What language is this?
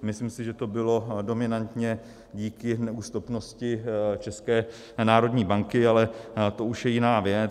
Czech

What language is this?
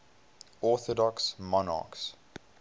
English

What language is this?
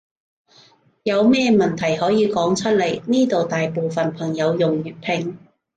Cantonese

